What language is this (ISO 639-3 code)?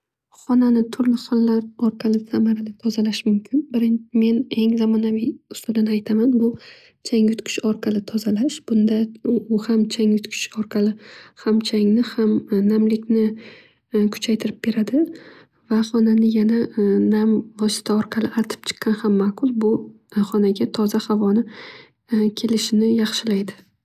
uzb